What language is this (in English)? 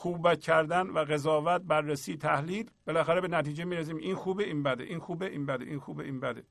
Persian